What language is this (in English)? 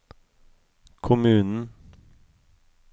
Norwegian